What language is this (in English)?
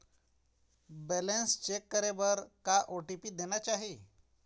Chhattisgarhi